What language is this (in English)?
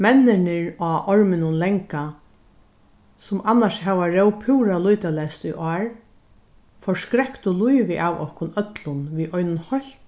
Faroese